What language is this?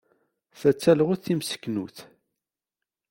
Kabyle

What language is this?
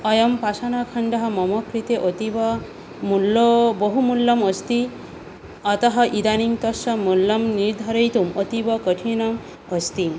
Sanskrit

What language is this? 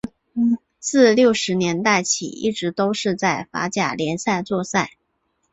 Chinese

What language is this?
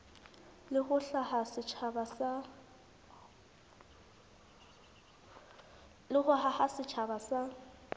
Southern Sotho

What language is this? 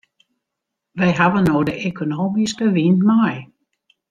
Western Frisian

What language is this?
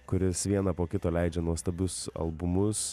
Lithuanian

